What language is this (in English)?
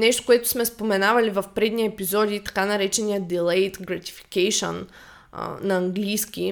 Bulgarian